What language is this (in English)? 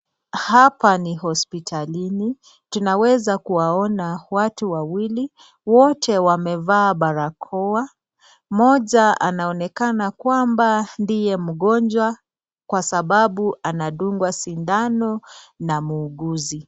Swahili